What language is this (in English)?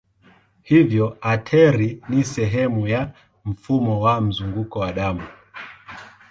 Swahili